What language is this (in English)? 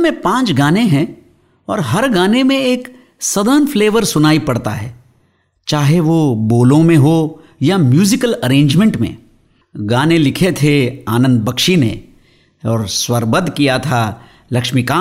Hindi